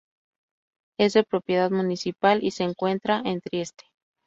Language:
Spanish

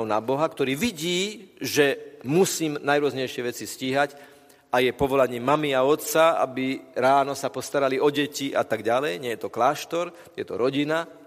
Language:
Slovak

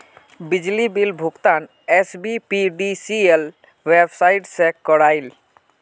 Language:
Magahi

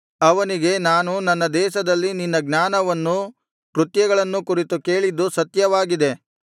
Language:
Kannada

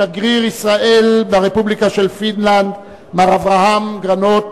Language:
Hebrew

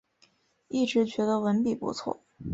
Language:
Chinese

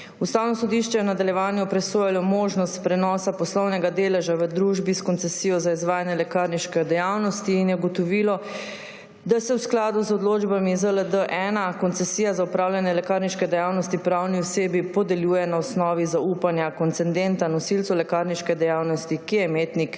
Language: Slovenian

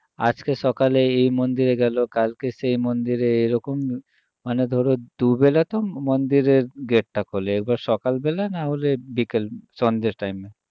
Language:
Bangla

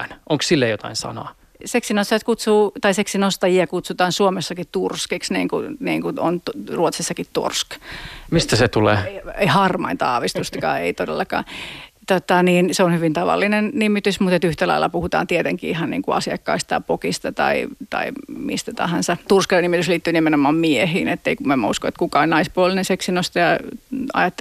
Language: Finnish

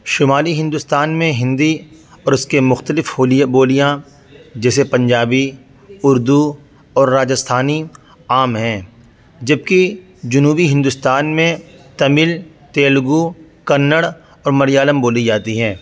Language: Urdu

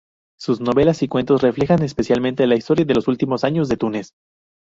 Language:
Spanish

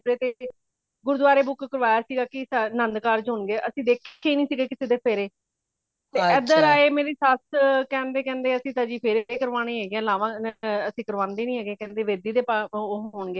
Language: Punjabi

